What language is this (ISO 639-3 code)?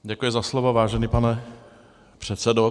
ces